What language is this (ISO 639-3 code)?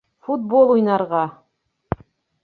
bak